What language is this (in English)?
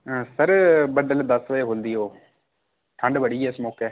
Dogri